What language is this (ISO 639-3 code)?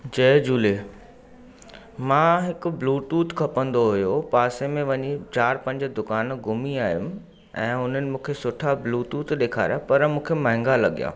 snd